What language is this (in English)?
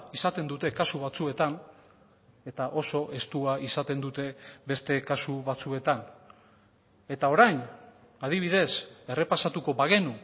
Basque